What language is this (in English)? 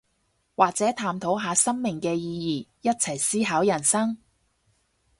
Cantonese